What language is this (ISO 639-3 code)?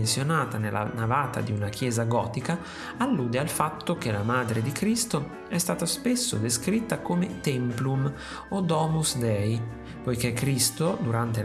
ita